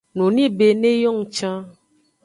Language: Aja (Benin)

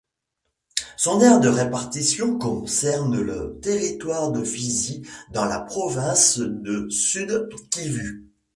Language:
French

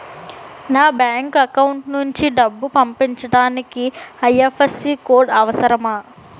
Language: Telugu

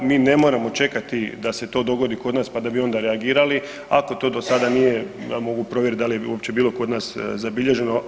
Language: Croatian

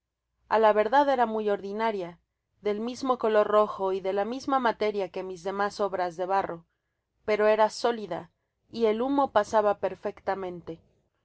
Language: Spanish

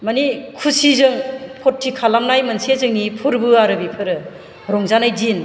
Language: Bodo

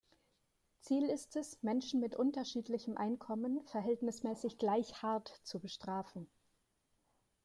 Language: German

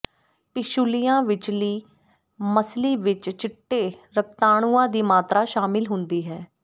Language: Punjabi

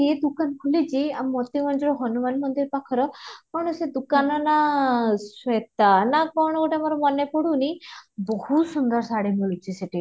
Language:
Odia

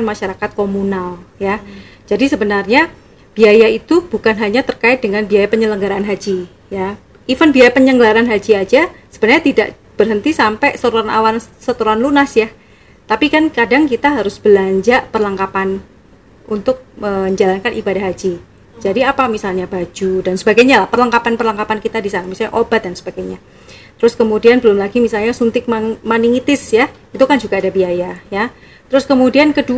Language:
Indonesian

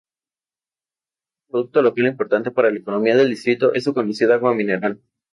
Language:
Spanish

